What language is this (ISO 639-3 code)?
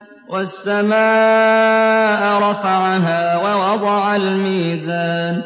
ara